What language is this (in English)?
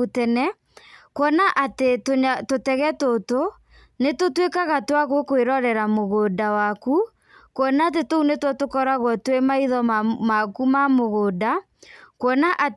Kikuyu